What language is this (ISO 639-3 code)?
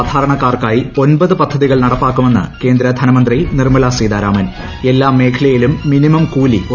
mal